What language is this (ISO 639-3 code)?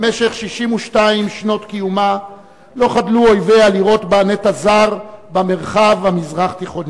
heb